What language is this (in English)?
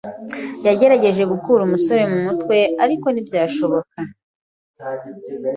Kinyarwanda